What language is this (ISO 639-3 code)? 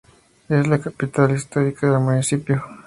spa